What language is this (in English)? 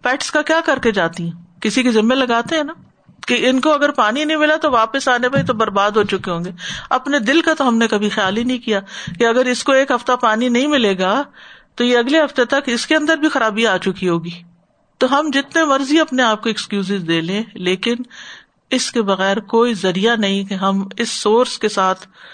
Urdu